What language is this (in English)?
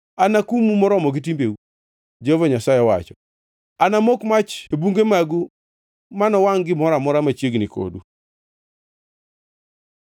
Luo (Kenya and Tanzania)